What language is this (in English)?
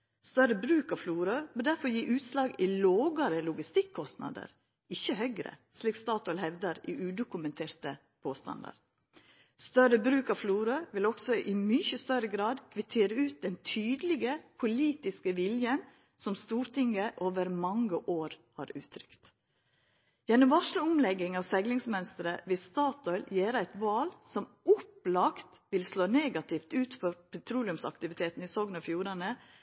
Norwegian Nynorsk